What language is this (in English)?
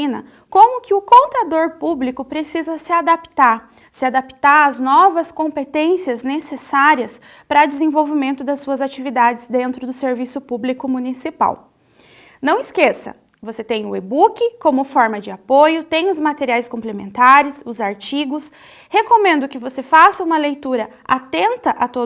Portuguese